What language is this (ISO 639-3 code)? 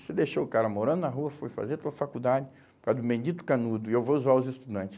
por